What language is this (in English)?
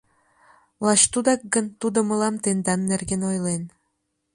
Mari